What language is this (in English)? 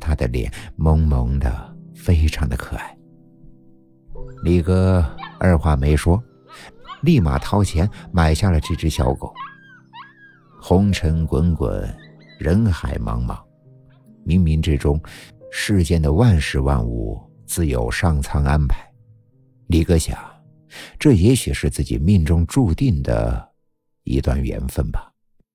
Chinese